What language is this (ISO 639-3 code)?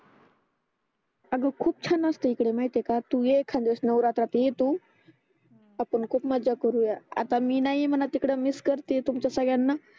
mar